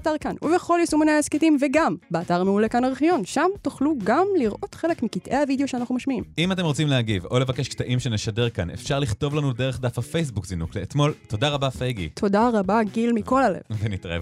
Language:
Hebrew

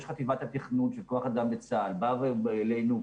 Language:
Hebrew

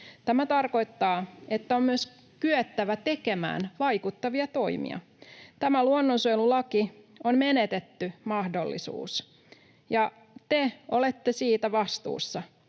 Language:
Finnish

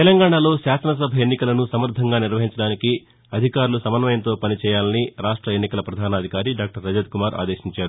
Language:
Telugu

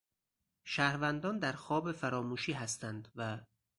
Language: Persian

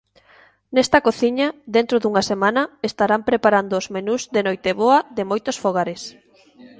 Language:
Galician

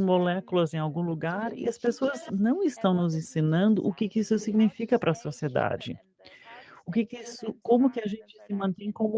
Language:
Portuguese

